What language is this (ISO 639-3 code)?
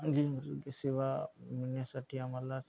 mar